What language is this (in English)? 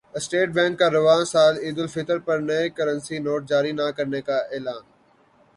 Urdu